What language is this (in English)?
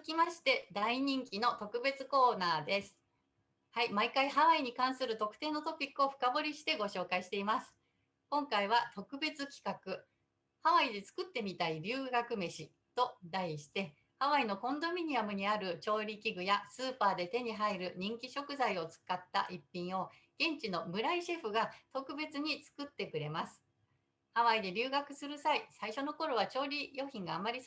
Japanese